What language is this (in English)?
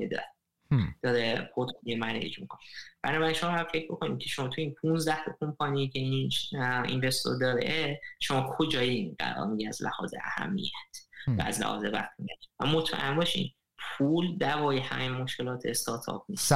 Persian